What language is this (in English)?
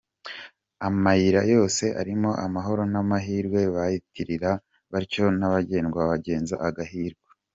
Kinyarwanda